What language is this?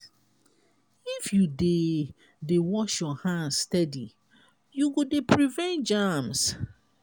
Nigerian Pidgin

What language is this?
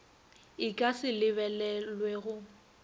Northern Sotho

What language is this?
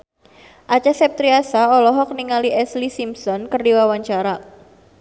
Sundanese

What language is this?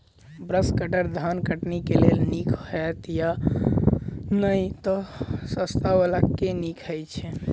Maithili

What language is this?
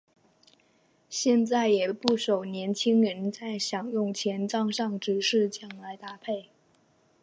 Chinese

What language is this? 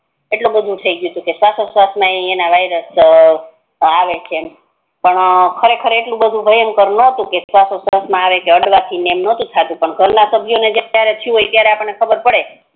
Gujarati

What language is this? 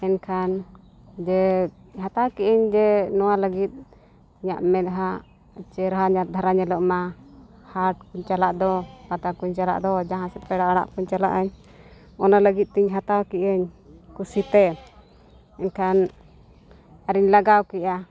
Santali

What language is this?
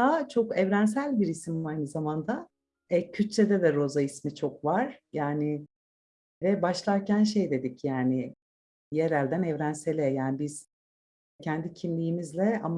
Turkish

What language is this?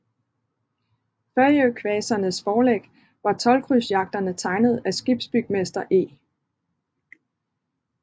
Danish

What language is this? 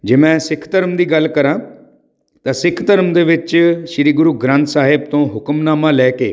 Punjabi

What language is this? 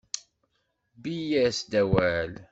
Kabyle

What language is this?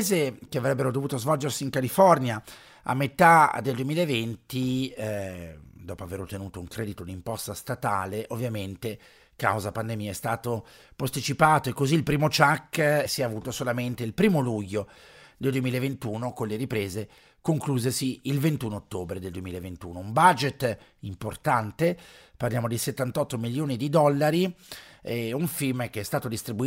Italian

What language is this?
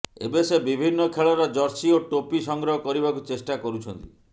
Odia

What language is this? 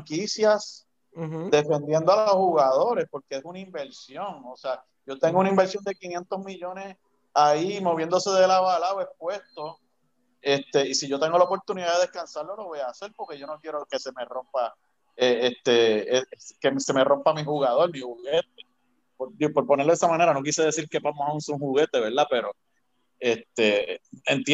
Spanish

